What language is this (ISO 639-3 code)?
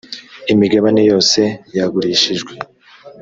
kin